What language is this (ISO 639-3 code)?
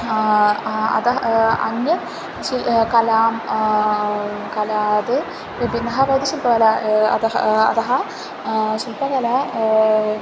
san